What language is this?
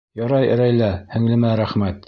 Bashkir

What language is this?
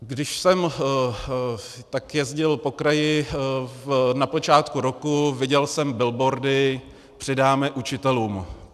Czech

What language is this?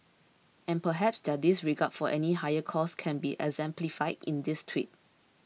English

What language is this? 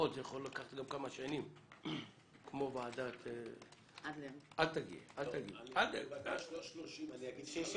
Hebrew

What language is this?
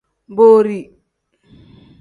Tem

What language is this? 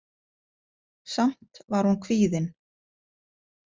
Icelandic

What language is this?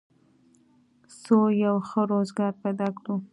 Pashto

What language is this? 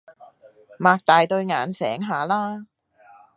Cantonese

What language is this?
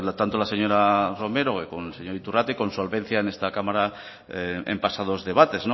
Spanish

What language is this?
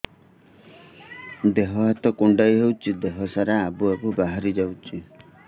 Odia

